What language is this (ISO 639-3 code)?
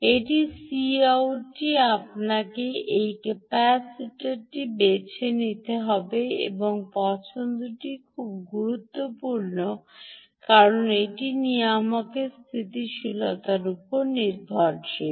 ben